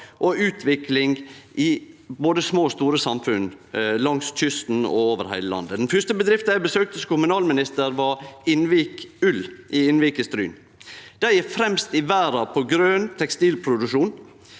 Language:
Norwegian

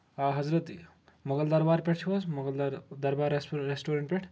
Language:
Kashmiri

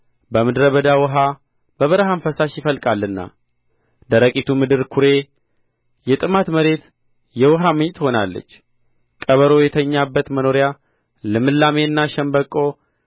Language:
Amharic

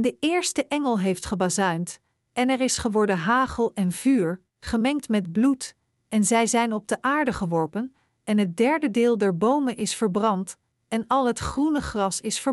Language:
Dutch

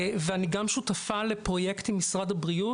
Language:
Hebrew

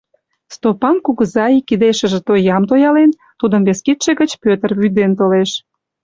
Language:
Mari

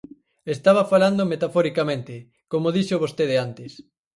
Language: Galician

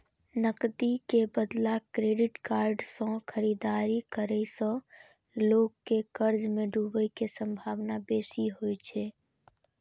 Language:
Maithili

